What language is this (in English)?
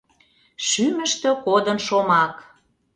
Mari